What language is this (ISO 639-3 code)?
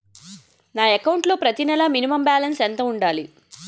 tel